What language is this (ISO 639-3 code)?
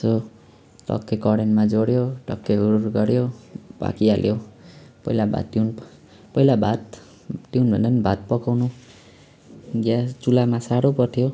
nep